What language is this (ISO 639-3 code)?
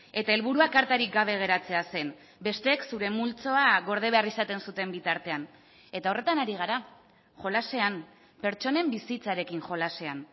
eus